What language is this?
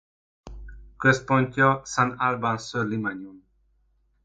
Hungarian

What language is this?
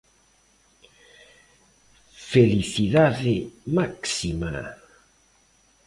Galician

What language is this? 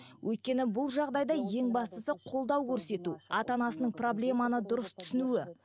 Kazakh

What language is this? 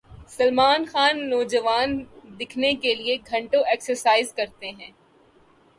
Urdu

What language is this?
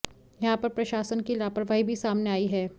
Hindi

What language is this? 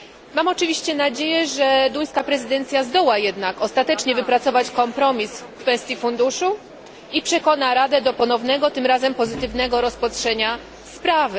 Polish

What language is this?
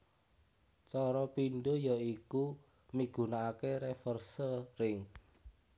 Javanese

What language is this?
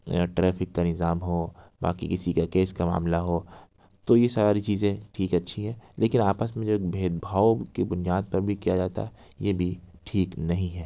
Urdu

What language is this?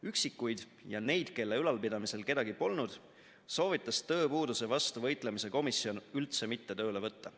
Estonian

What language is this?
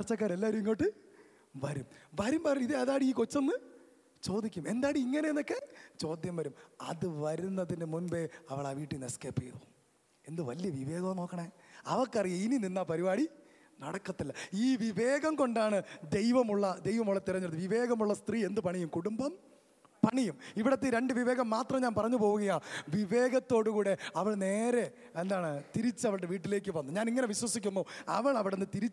Malayalam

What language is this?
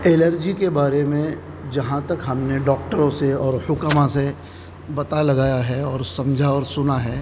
Urdu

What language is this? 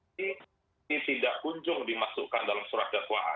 Indonesian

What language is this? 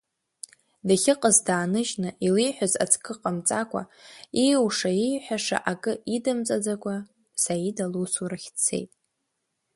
Abkhazian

